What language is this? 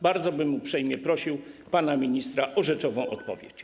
Polish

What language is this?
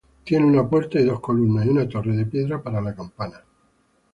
Spanish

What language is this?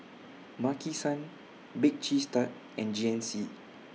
English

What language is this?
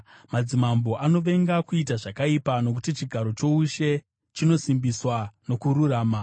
Shona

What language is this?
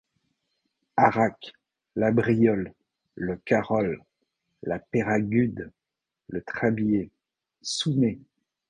French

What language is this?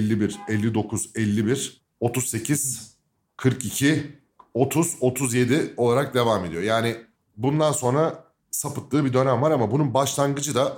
Turkish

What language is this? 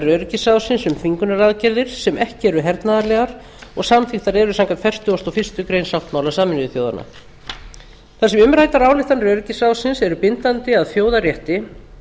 Icelandic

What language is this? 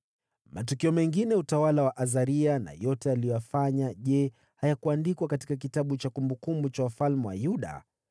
Swahili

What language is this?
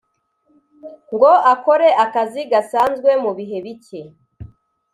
Kinyarwanda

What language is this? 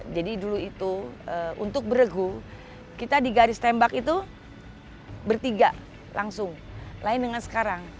Indonesian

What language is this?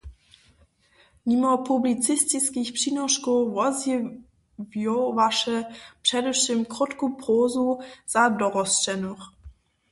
Upper Sorbian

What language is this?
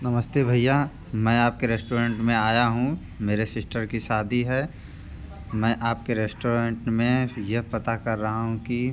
Hindi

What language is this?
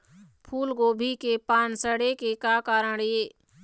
Chhattisgarhi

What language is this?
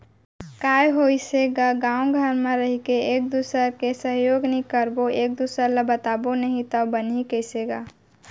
Chhattisgarhi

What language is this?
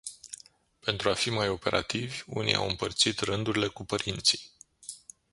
Romanian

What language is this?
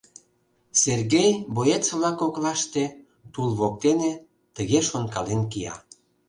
Mari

